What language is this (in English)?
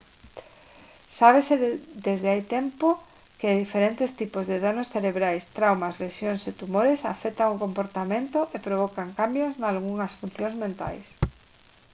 Galician